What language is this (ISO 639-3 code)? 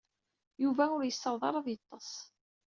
kab